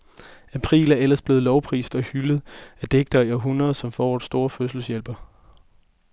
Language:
Danish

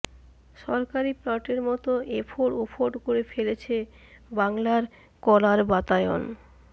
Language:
Bangla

